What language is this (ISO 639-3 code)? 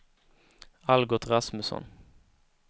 swe